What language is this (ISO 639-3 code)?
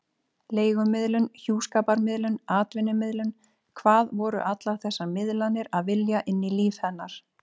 isl